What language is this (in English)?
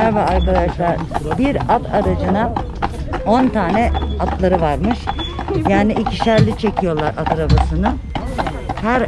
Turkish